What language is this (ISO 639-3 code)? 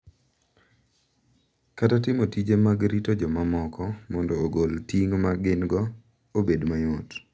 luo